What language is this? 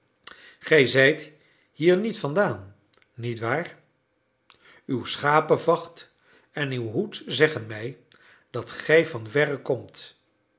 Dutch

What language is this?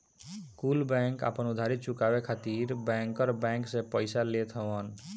Bhojpuri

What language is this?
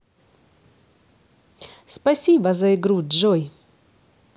Russian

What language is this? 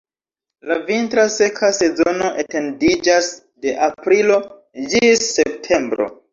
Esperanto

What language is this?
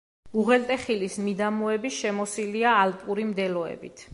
Georgian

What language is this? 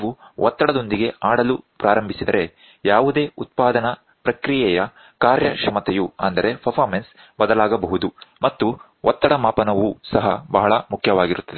Kannada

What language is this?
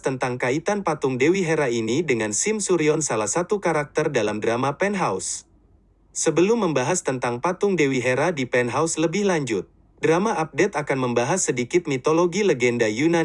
Indonesian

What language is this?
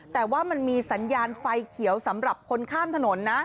Thai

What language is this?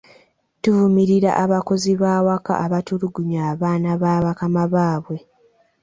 Ganda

